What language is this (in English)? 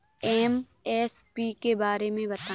Hindi